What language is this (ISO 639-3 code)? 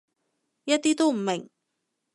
yue